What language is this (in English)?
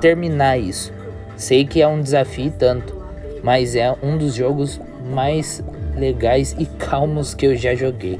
Portuguese